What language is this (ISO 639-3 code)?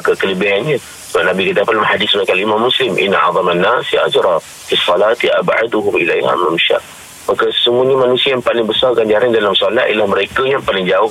msa